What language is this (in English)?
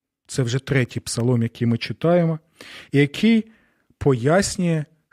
Ukrainian